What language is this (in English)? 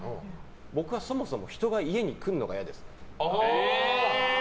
Japanese